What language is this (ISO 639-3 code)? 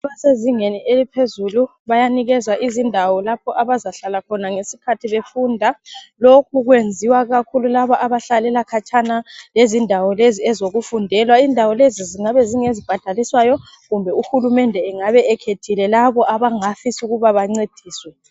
nde